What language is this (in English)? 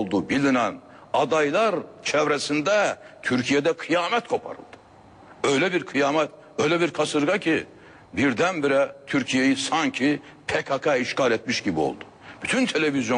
Turkish